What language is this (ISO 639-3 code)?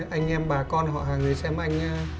vie